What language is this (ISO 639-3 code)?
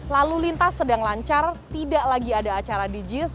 ind